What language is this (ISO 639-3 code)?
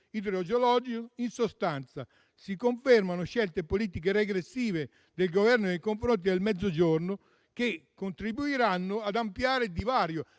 ita